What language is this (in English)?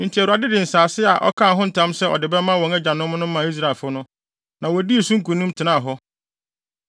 Akan